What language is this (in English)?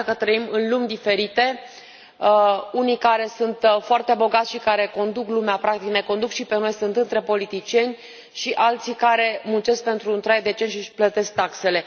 Romanian